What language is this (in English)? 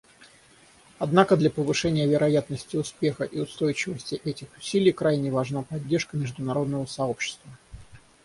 Russian